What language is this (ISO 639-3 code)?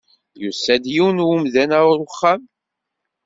kab